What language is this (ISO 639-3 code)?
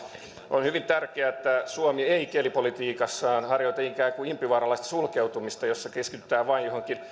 fin